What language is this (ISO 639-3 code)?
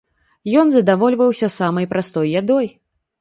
bel